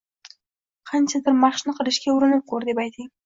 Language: Uzbek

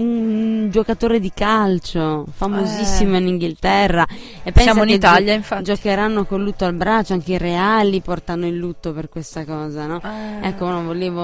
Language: Italian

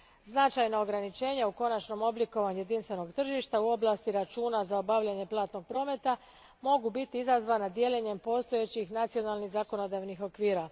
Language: Croatian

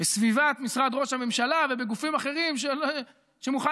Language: Hebrew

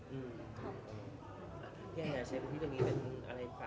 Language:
Thai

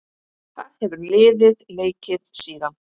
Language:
Icelandic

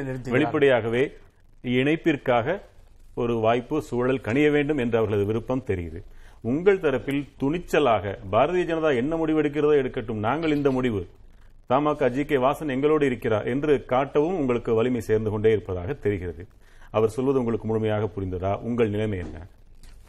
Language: Tamil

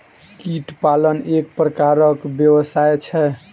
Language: Maithili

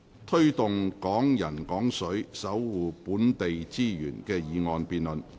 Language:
Cantonese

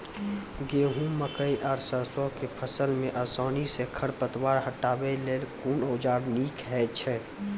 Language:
Maithili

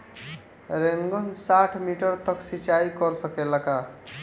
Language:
Bhojpuri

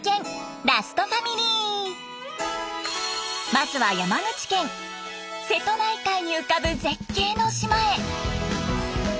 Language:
Japanese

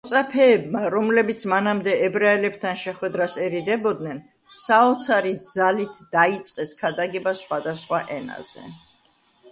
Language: Georgian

